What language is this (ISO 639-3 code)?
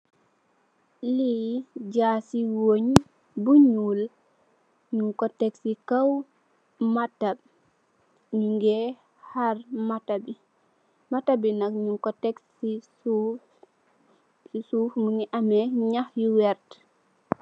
wol